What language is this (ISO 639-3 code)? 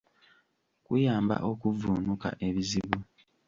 lug